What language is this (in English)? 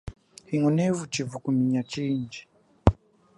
Chokwe